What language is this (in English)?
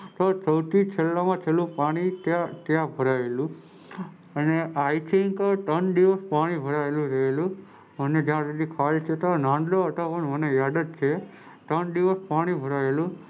Gujarati